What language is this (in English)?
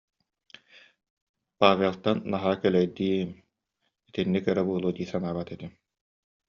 Yakut